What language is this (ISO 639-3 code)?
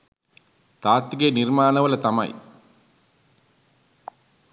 sin